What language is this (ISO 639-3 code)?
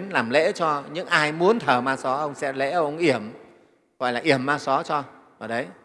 vie